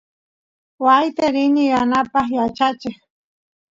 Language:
Santiago del Estero Quichua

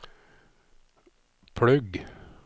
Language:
Norwegian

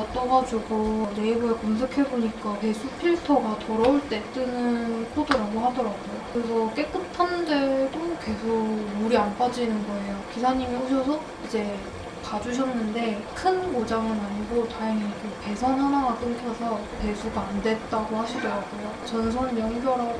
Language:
Korean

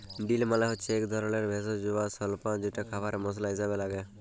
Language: Bangla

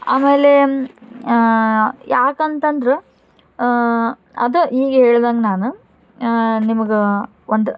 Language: Kannada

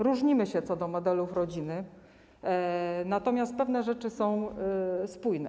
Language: Polish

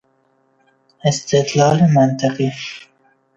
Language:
Persian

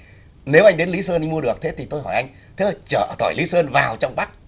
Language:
Vietnamese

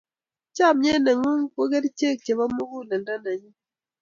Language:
Kalenjin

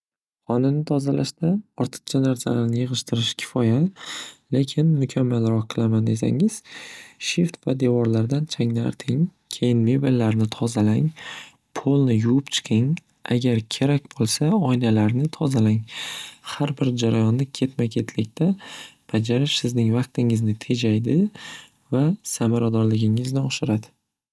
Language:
Uzbek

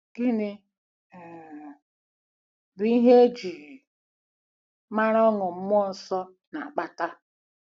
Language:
Igbo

